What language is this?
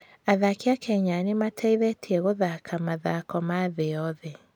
Kikuyu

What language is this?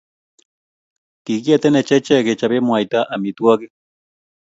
Kalenjin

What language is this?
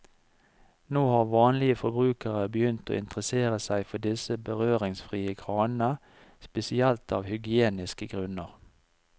Norwegian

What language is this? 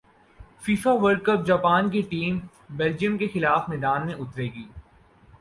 Urdu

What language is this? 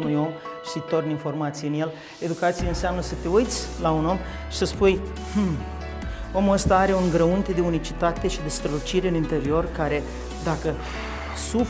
Romanian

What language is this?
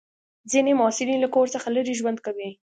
Pashto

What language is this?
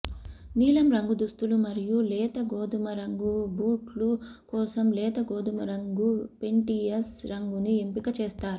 Telugu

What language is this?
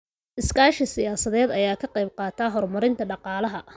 Somali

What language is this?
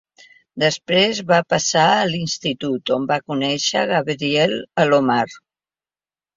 Catalan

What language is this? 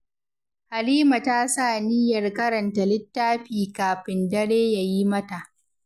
Hausa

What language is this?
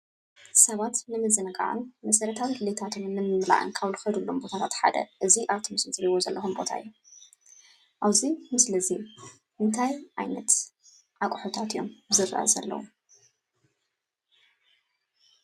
Tigrinya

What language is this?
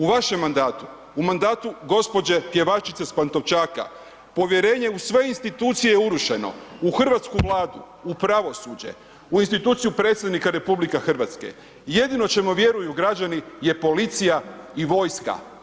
Croatian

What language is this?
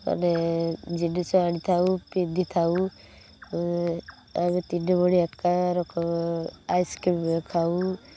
Odia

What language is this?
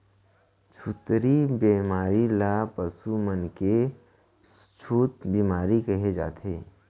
Chhattisgarhi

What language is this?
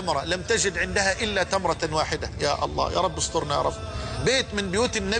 Arabic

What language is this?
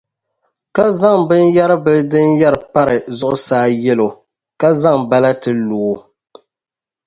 Dagbani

